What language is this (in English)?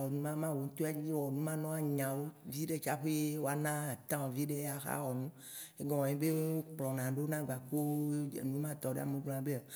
Waci Gbe